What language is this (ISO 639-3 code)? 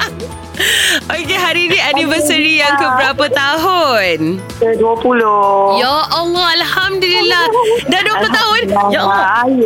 msa